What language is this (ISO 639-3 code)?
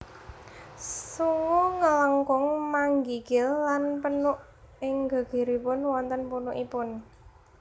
jav